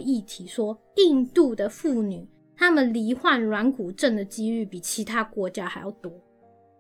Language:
Chinese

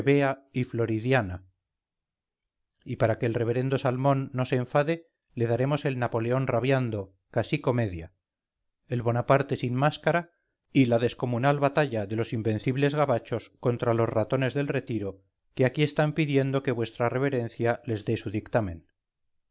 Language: Spanish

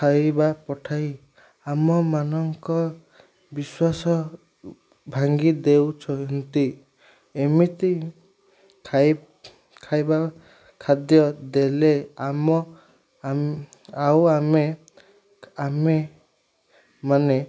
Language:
Odia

